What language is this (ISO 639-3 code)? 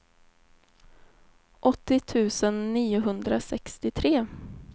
swe